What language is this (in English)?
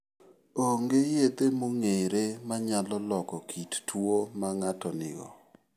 Luo (Kenya and Tanzania)